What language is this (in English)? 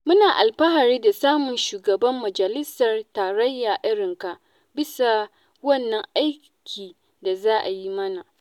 Hausa